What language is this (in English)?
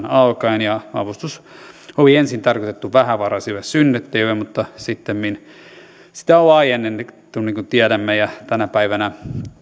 Finnish